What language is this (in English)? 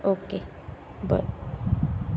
Konkani